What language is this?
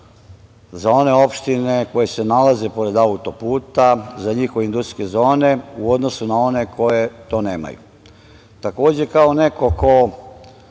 Serbian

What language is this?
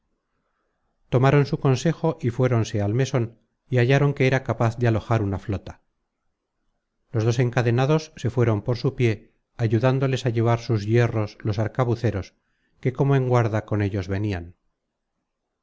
Spanish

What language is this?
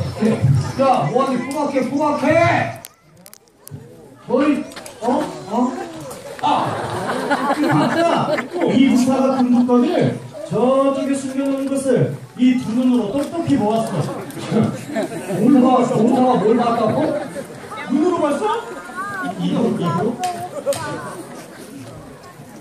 Korean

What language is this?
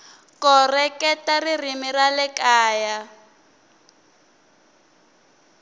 Tsonga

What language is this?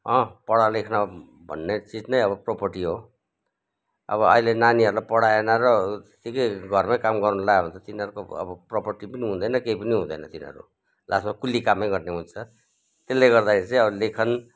Nepali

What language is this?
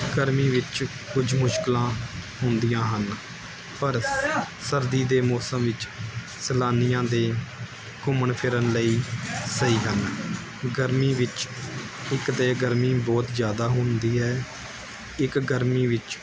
Punjabi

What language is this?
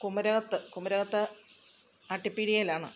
Malayalam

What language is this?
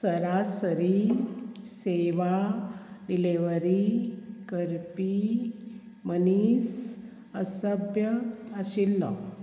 Konkani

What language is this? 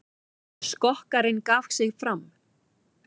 Icelandic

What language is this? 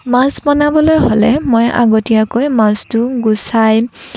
Assamese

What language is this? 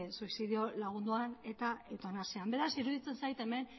Basque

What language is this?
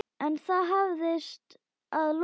Icelandic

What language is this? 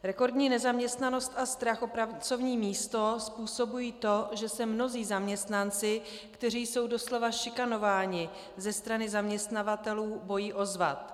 Czech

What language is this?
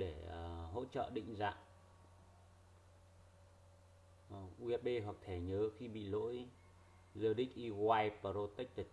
Vietnamese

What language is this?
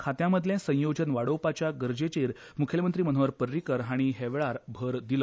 Konkani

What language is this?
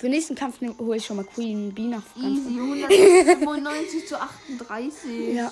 German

